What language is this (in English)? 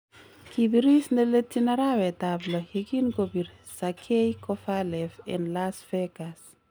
Kalenjin